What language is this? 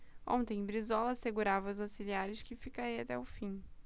Portuguese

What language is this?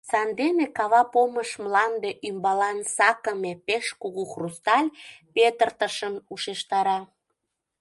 Mari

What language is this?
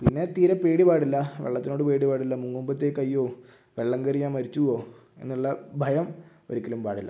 Malayalam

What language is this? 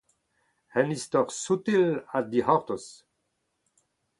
Breton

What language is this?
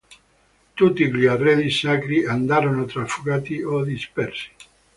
Italian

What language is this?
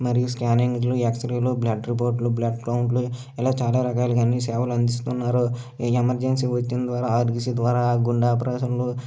Telugu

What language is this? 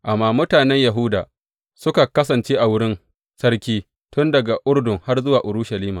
Hausa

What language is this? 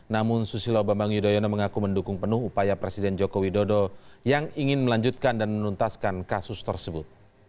Indonesian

